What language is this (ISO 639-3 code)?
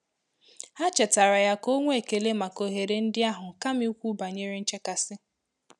ibo